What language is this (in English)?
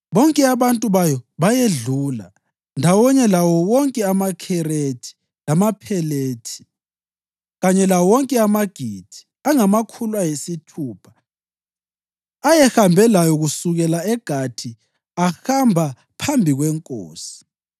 North Ndebele